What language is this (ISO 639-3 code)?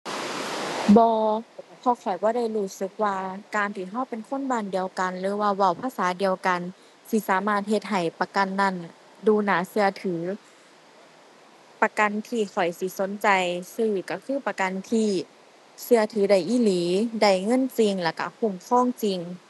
tha